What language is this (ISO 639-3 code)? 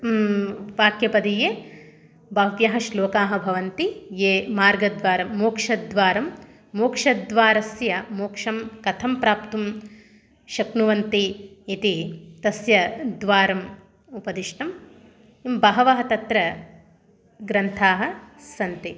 san